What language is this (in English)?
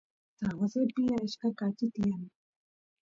Santiago del Estero Quichua